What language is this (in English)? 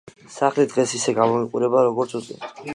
Georgian